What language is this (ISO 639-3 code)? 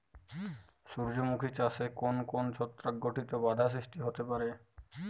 ben